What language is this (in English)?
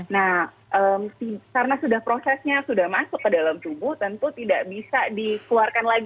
Indonesian